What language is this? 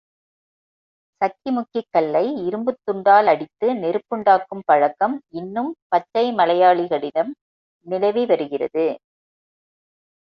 Tamil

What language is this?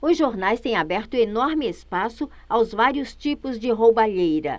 Portuguese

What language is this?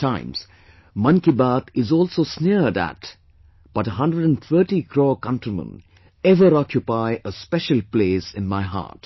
English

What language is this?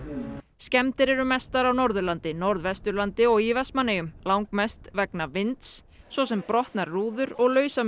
Icelandic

